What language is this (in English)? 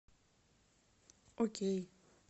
Russian